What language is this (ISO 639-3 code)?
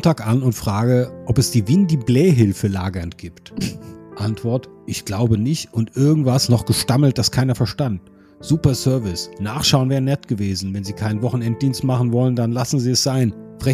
deu